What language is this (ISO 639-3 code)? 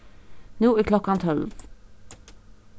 fao